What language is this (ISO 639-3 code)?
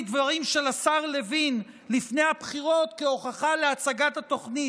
heb